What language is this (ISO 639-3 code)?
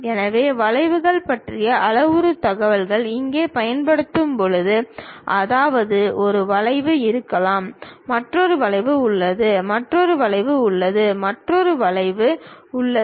tam